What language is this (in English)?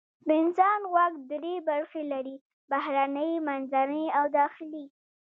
Pashto